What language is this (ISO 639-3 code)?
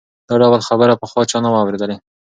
pus